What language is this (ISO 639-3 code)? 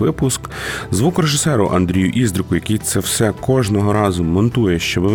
ukr